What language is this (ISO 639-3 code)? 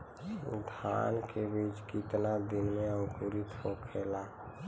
bho